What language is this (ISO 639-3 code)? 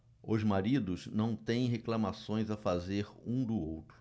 por